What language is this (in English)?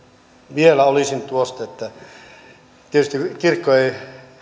Finnish